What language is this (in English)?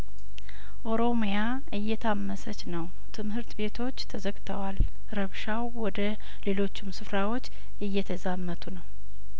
Amharic